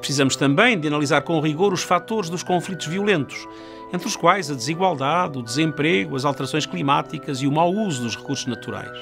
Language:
Portuguese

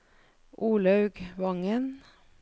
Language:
Norwegian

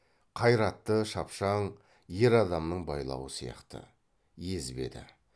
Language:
Kazakh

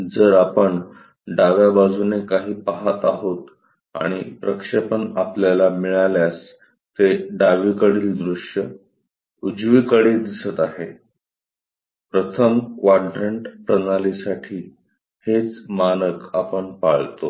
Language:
Marathi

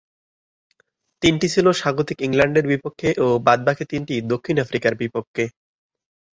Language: Bangla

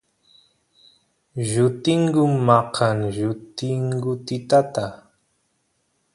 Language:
Santiago del Estero Quichua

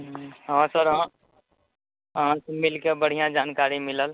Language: Maithili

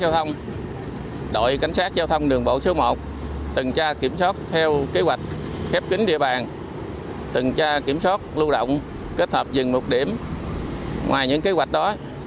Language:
Vietnamese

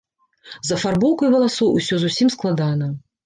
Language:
Belarusian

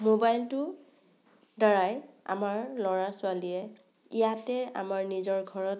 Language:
Assamese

